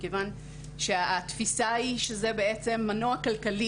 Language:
Hebrew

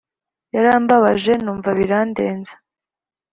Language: Kinyarwanda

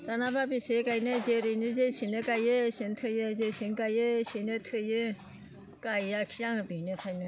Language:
Bodo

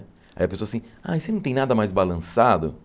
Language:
Portuguese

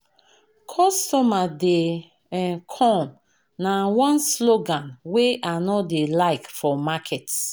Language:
Nigerian Pidgin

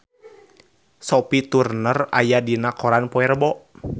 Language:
Sundanese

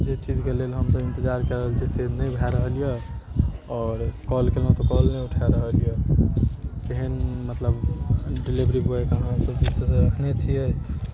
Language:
Maithili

